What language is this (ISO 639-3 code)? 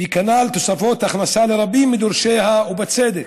heb